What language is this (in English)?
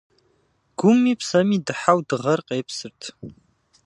Kabardian